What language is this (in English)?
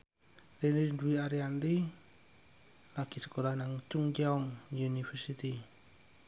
Javanese